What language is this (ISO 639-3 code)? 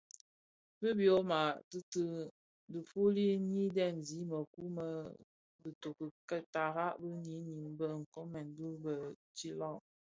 ksf